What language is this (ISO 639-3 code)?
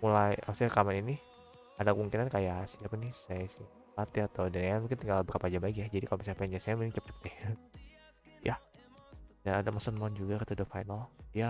ind